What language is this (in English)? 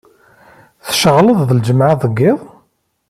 Kabyle